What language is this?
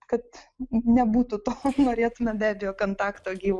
Lithuanian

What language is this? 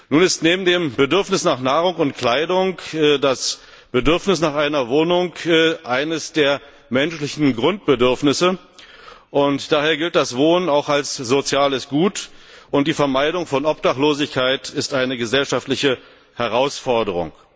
German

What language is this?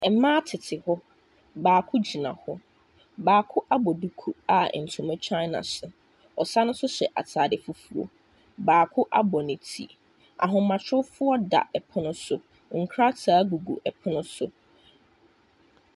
Akan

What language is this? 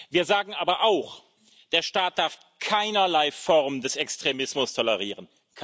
German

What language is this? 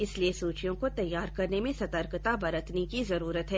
Hindi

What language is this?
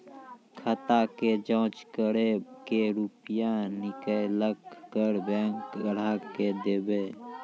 Maithili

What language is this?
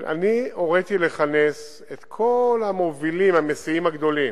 Hebrew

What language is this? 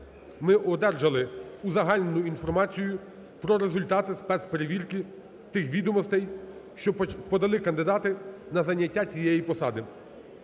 Ukrainian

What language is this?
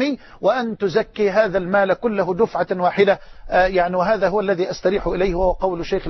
Arabic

